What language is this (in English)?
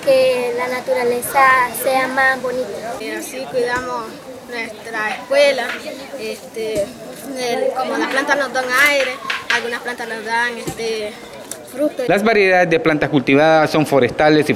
Spanish